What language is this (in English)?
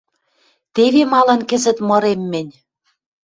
Western Mari